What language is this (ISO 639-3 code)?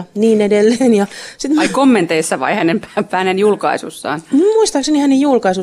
fin